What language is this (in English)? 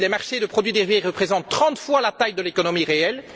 French